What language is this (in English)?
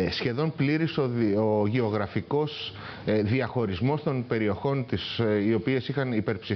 Greek